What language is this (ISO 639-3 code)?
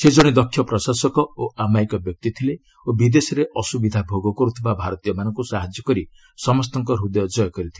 ori